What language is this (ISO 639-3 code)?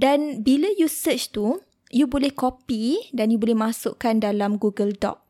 msa